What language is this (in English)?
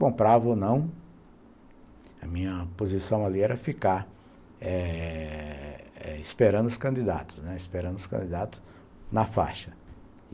Portuguese